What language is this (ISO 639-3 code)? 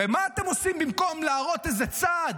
heb